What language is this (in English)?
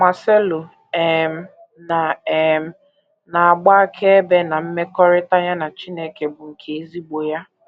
Igbo